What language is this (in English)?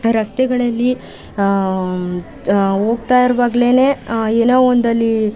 Kannada